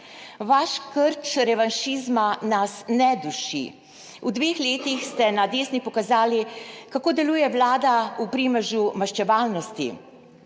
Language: Slovenian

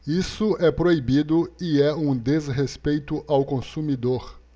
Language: Portuguese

